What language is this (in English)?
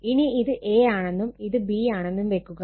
Malayalam